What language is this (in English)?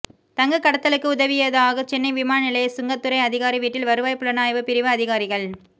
Tamil